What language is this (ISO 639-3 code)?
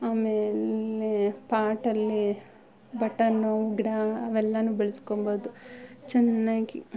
kan